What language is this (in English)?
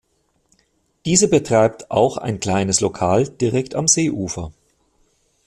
German